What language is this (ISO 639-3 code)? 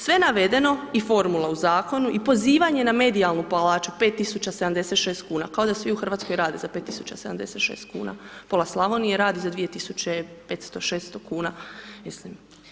hrv